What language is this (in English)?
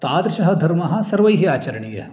Sanskrit